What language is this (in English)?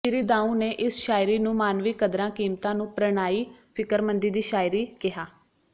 Punjabi